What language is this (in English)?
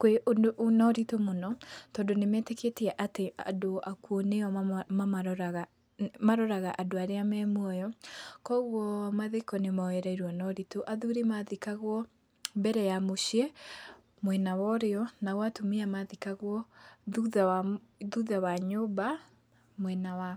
Kikuyu